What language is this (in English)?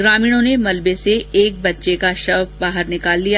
Hindi